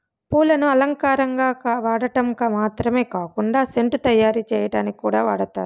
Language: Telugu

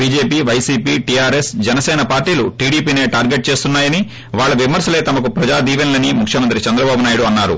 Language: Telugu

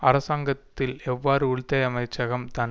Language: Tamil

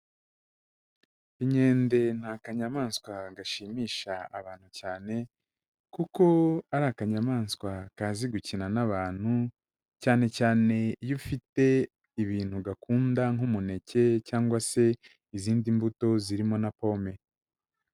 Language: Kinyarwanda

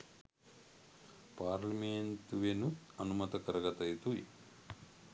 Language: Sinhala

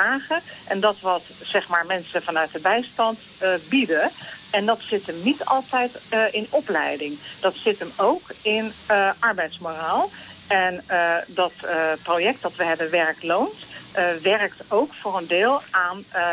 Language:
Dutch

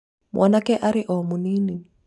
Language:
Kikuyu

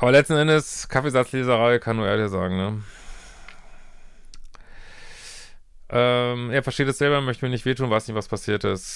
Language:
German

